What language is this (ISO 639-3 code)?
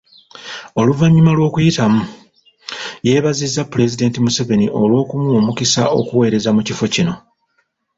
lug